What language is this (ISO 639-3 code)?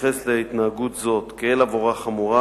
heb